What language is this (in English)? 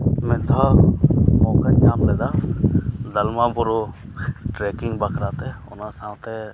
Santali